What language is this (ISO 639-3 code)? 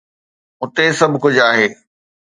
snd